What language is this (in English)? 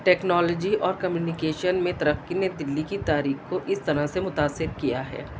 Urdu